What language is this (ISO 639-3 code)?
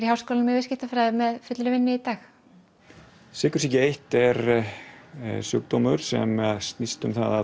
isl